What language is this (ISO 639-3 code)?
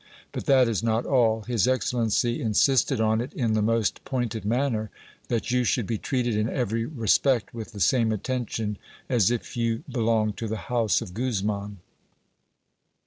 eng